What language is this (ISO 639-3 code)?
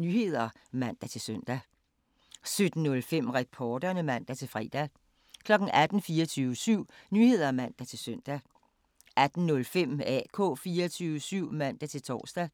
dan